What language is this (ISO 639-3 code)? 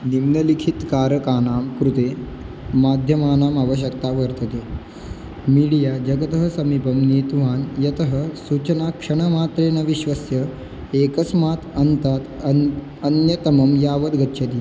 san